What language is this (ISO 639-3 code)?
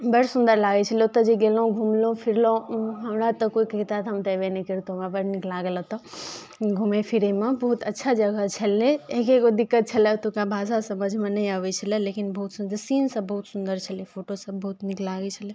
mai